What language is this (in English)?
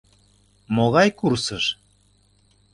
Mari